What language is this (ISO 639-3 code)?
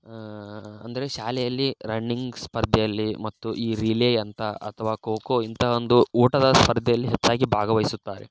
kan